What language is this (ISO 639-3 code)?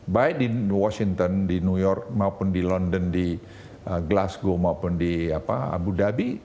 ind